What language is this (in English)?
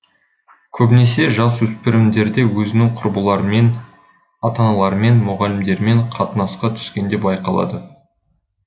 Kazakh